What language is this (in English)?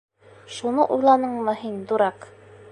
Bashkir